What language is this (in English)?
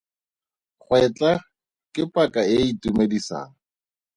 Tswana